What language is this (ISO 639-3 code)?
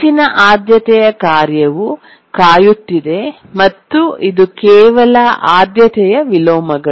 kan